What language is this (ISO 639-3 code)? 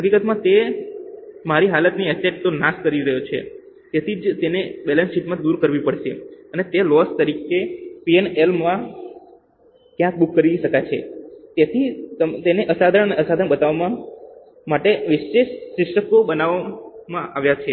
guj